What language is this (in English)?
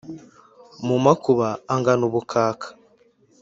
Kinyarwanda